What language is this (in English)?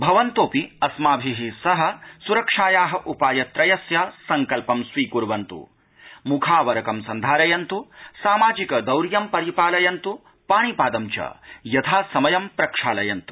Sanskrit